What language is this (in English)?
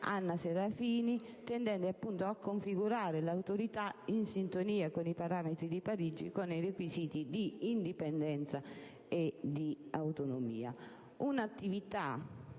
Italian